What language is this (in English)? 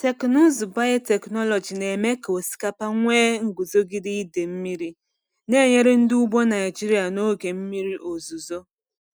Igbo